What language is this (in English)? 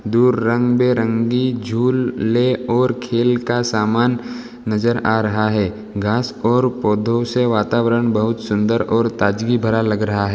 Hindi